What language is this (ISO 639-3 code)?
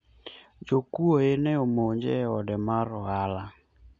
luo